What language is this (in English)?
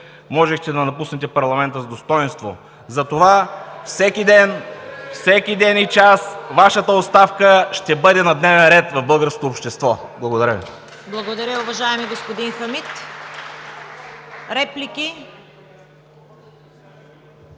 Bulgarian